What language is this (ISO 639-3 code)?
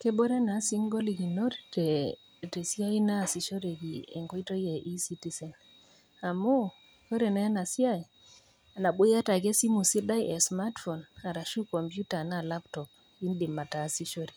mas